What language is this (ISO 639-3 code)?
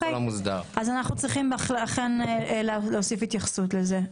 heb